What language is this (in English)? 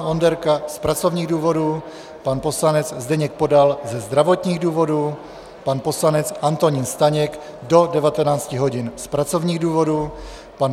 Czech